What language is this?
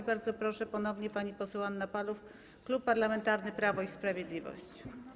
Polish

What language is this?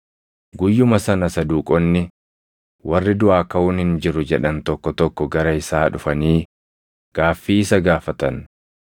Oromo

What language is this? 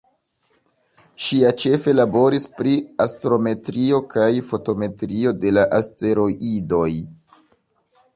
Esperanto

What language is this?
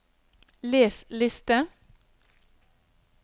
Norwegian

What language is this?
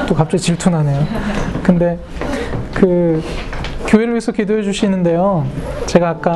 Korean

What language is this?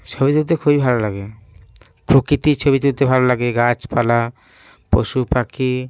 Bangla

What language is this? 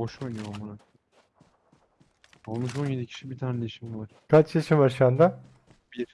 Turkish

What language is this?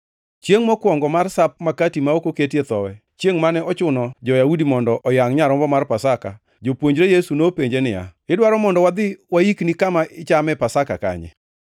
Luo (Kenya and Tanzania)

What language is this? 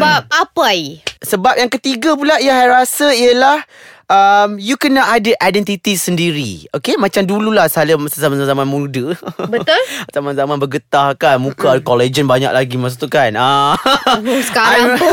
Malay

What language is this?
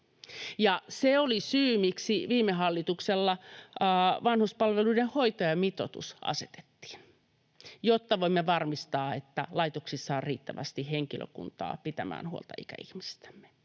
Finnish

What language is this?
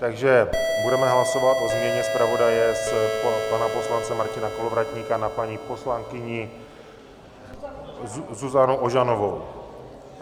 Czech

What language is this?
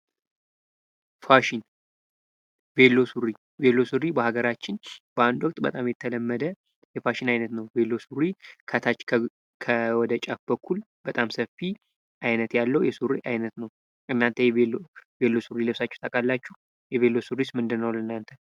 Amharic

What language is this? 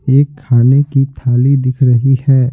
Hindi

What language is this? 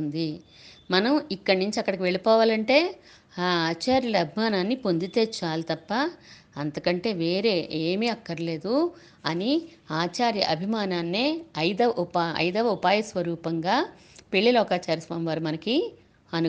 Telugu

